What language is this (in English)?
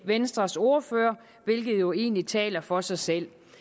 Danish